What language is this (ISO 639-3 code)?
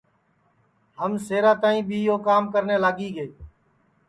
ssi